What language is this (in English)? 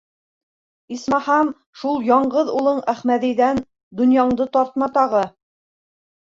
Bashkir